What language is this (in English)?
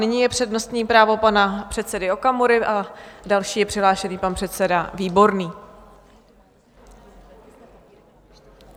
Czech